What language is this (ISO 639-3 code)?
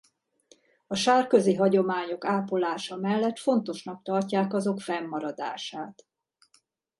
hun